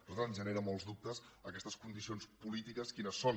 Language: Catalan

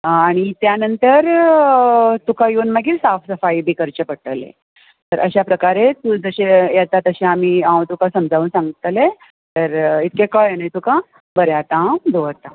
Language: Konkani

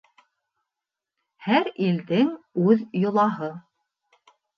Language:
Bashkir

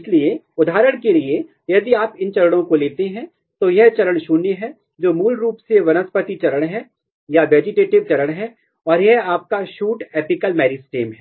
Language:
Hindi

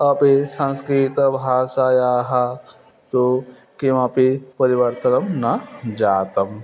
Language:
Sanskrit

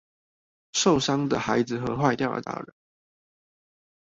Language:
Chinese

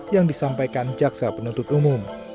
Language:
Indonesian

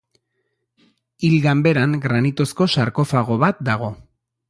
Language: Basque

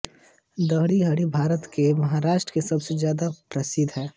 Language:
Hindi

